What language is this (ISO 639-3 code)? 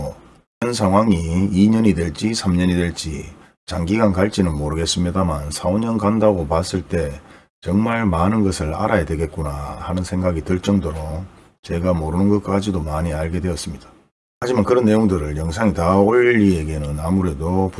kor